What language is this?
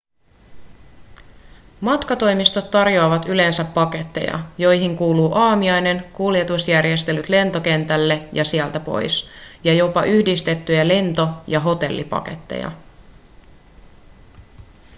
Finnish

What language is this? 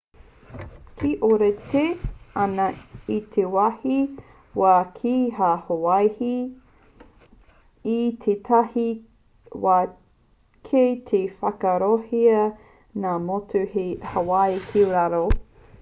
Māori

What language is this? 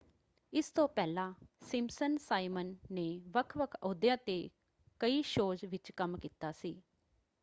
Punjabi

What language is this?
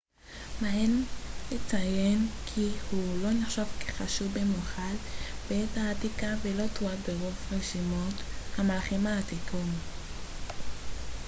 Hebrew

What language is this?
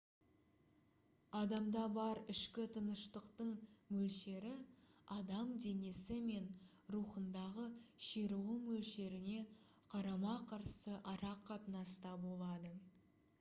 Kazakh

